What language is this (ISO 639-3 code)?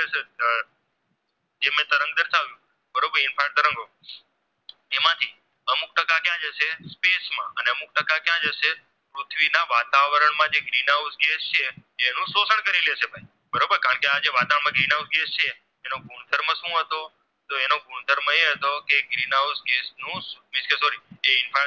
guj